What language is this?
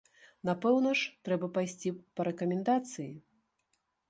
Belarusian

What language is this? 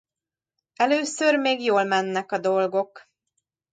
Hungarian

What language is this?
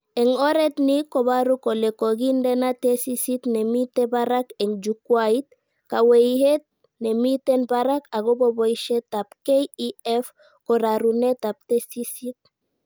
Kalenjin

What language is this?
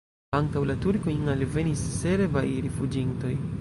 Esperanto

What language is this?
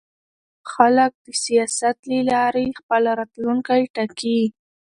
Pashto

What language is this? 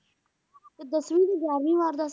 Punjabi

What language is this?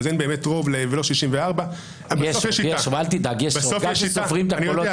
Hebrew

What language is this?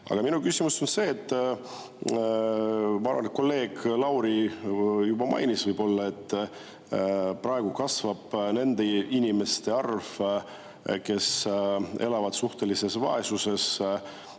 Estonian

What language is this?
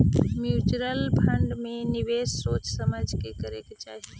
Magahi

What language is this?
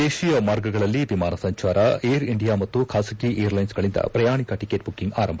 Kannada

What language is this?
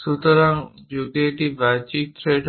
Bangla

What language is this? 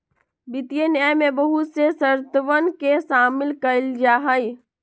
Magahi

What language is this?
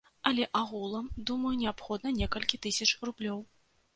Belarusian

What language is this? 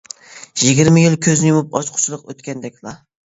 Uyghur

